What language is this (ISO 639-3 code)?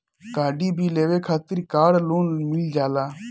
bho